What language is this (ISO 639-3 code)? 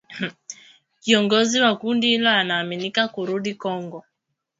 swa